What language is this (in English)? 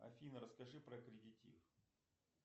Russian